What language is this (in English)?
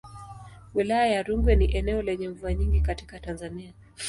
Swahili